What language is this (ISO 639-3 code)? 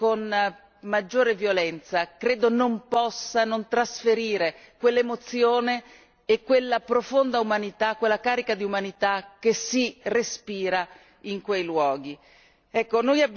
ita